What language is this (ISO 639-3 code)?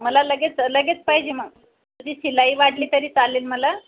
mar